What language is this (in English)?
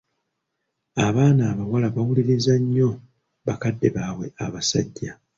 Ganda